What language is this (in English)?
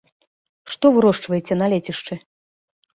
Belarusian